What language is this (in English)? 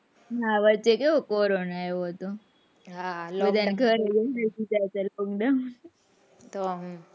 Gujarati